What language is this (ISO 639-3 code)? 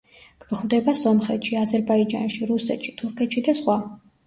kat